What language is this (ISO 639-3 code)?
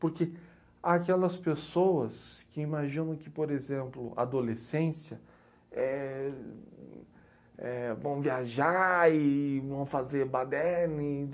por